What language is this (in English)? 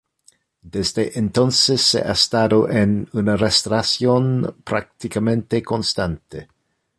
Spanish